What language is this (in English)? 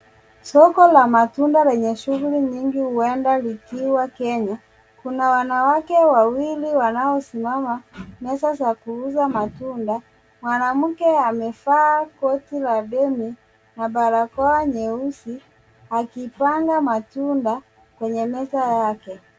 Swahili